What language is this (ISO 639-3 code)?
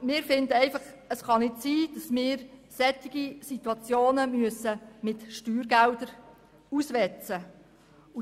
gsw